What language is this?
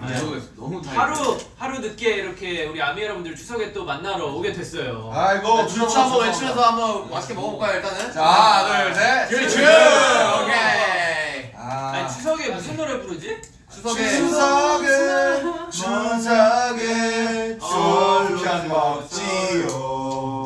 Korean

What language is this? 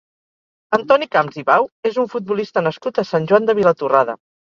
Catalan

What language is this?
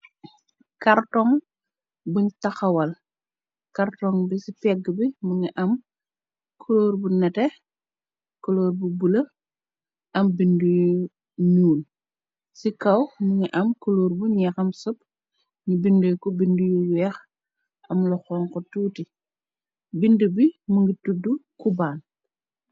Wolof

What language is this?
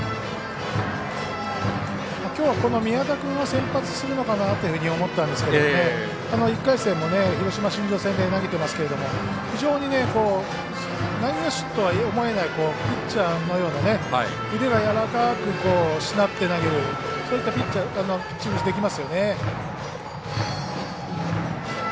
Japanese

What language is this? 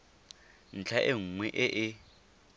Tswana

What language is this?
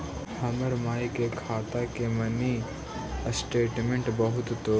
Magahi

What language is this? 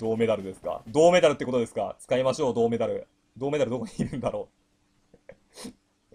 Japanese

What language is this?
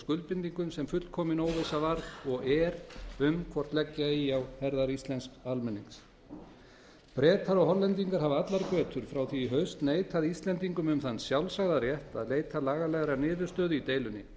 Icelandic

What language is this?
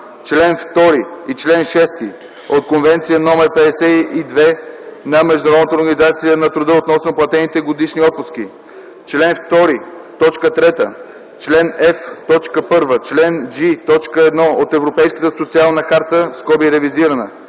Bulgarian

